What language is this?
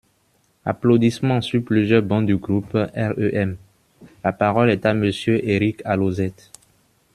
French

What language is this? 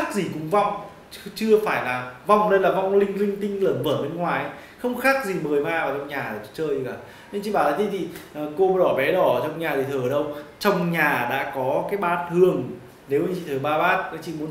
Vietnamese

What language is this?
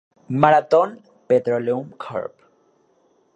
Spanish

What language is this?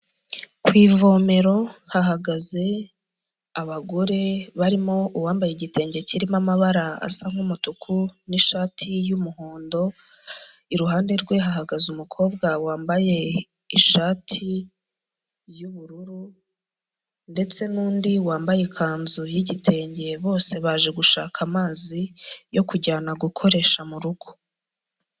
Kinyarwanda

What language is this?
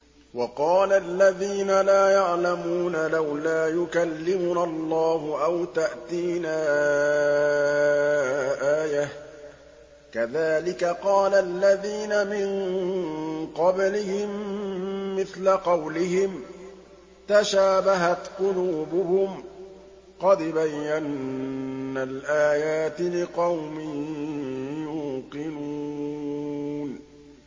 Arabic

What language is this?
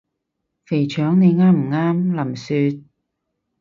Cantonese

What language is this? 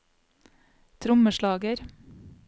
Norwegian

